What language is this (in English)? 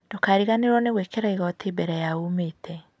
Kikuyu